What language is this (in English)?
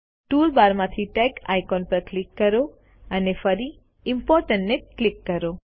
Gujarati